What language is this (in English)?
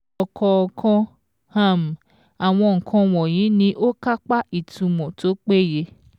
Yoruba